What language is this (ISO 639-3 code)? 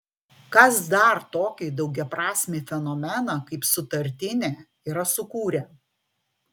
lit